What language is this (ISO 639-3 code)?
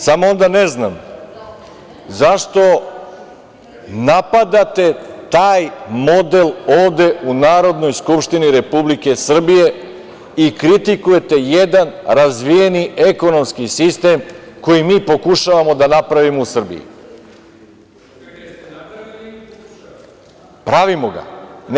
srp